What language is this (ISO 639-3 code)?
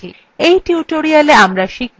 ben